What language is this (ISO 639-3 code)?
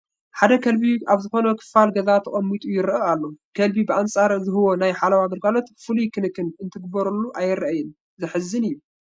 tir